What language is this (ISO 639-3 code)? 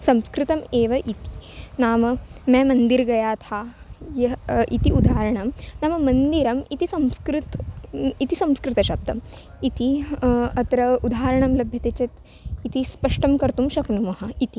san